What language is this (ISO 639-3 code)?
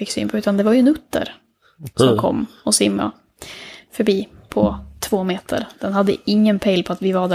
swe